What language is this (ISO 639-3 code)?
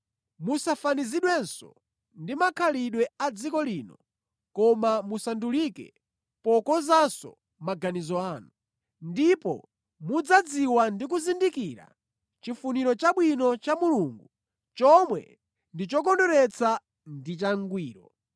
nya